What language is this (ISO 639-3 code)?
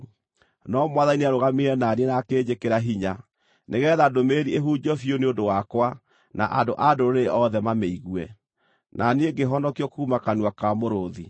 kik